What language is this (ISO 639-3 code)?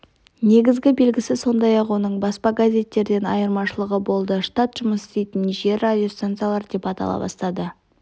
kaz